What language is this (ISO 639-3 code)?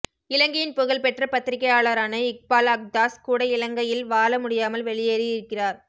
tam